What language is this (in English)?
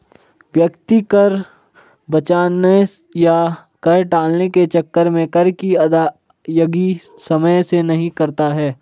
Hindi